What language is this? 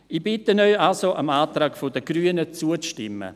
Swiss German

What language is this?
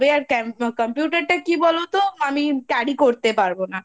Bangla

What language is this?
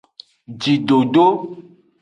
Aja (Benin)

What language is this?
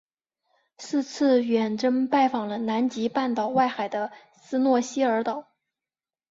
Chinese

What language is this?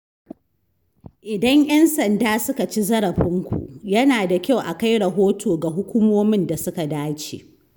Hausa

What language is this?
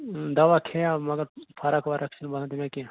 Kashmiri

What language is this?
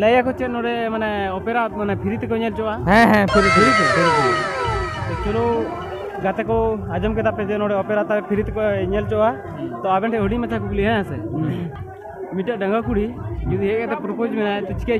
Indonesian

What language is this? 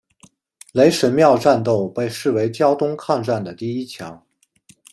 Chinese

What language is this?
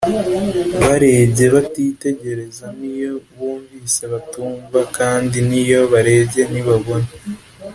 Kinyarwanda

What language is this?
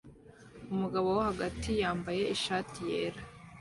Kinyarwanda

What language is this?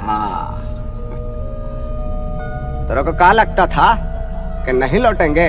Hindi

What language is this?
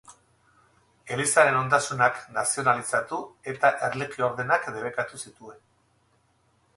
Basque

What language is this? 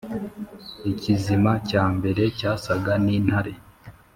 Kinyarwanda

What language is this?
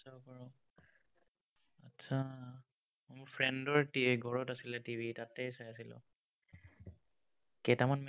Assamese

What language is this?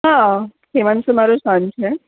Gujarati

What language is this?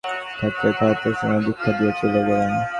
Bangla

